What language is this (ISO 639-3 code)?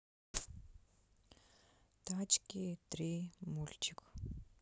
rus